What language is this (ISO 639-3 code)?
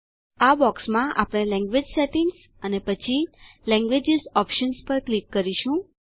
guj